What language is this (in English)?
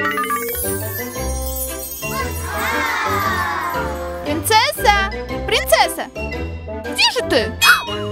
Russian